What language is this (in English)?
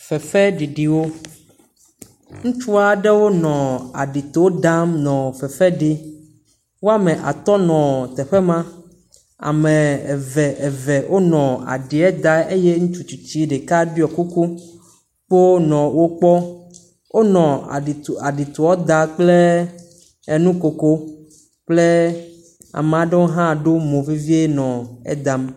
Ewe